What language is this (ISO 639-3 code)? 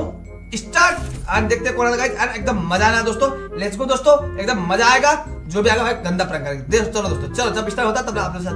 hin